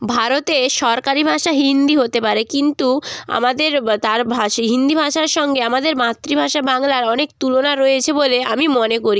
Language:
Bangla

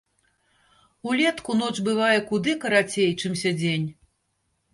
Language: Belarusian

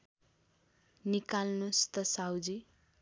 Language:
Nepali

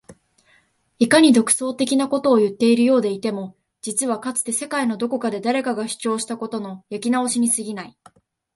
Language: Japanese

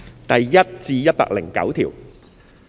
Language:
Cantonese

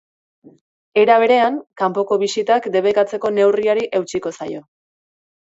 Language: Basque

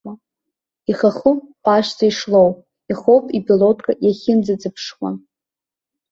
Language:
Abkhazian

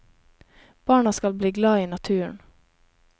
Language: Norwegian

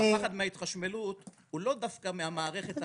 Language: Hebrew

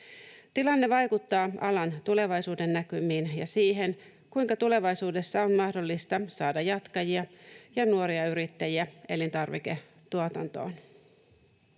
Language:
Finnish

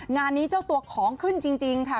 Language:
Thai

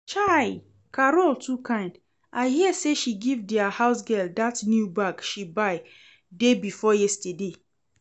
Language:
Nigerian Pidgin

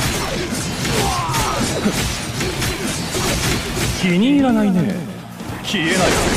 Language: Japanese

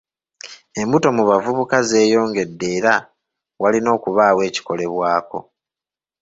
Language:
Ganda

